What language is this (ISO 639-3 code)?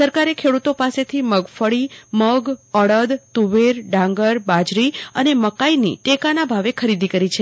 guj